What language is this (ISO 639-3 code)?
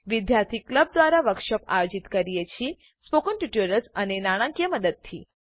guj